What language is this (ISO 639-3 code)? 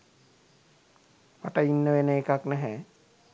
sin